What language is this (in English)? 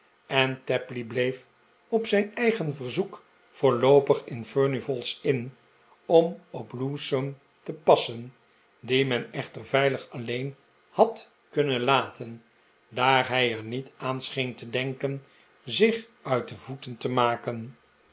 Dutch